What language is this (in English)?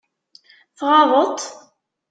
Kabyle